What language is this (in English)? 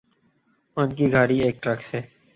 Urdu